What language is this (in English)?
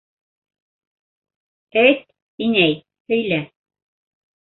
Bashkir